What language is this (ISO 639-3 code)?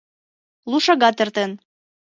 chm